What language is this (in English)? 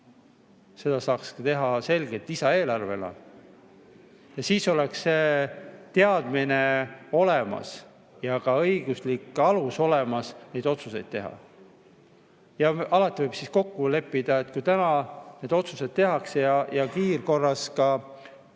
Estonian